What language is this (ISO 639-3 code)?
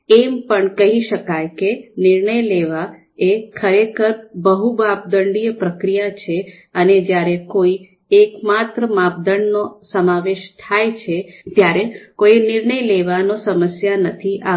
guj